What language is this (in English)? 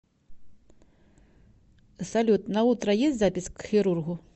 Russian